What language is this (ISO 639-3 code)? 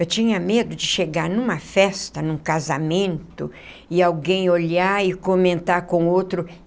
por